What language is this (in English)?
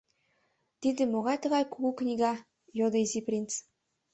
Mari